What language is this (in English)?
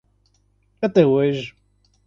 Portuguese